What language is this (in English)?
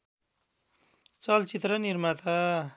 Nepali